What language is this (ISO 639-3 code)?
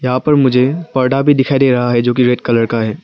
hin